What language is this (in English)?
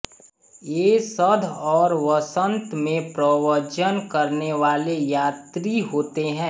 Hindi